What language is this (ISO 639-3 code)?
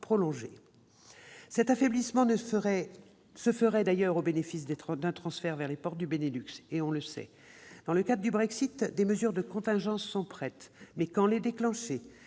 fra